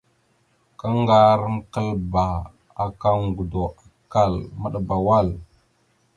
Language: Mada (Cameroon)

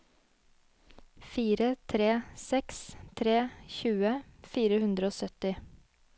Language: Norwegian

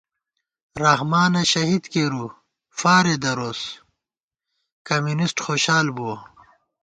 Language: Gawar-Bati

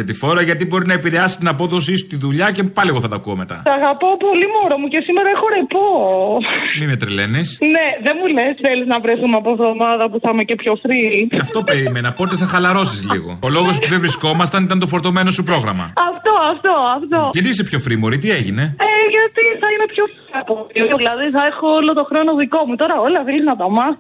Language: Greek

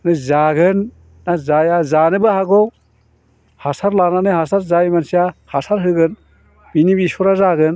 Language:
Bodo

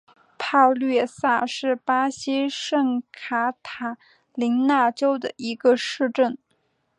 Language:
Chinese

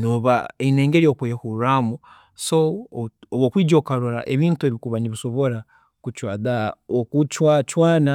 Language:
Tooro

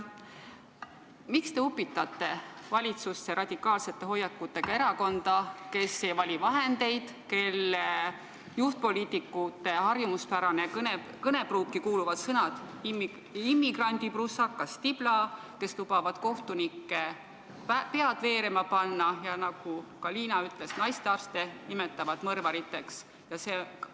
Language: Estonian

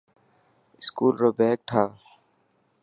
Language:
Dhatki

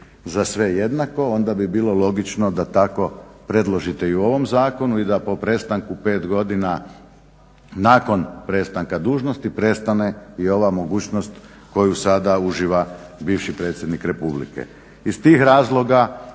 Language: Croatian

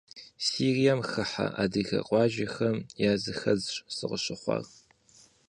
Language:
Kabardian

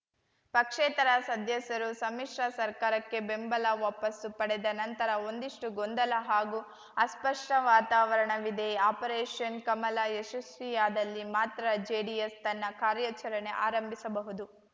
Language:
Kannada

